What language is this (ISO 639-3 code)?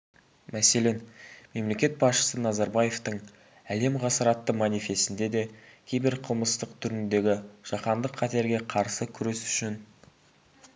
kaz